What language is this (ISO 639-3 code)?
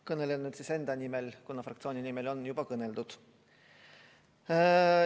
est